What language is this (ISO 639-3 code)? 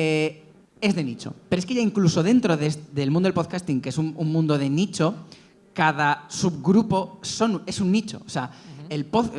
spa